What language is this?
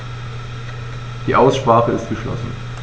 German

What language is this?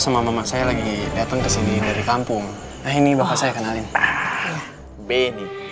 Indonesian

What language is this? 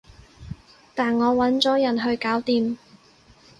Cantonese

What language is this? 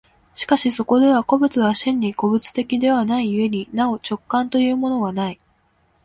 Japanese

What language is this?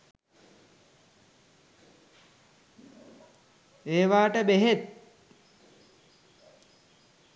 Sinhala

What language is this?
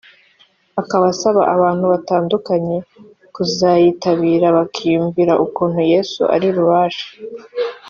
Kinyarwanda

